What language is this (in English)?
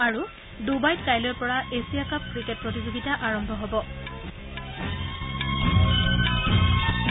Assamese